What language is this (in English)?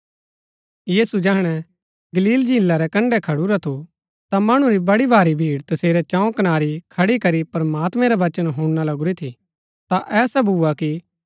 Gaddi